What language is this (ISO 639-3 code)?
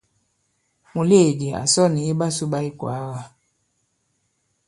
abb